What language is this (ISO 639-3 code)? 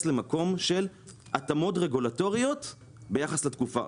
heb